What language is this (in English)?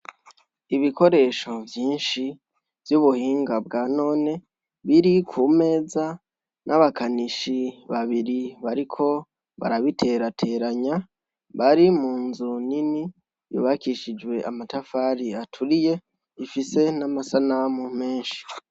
Rundi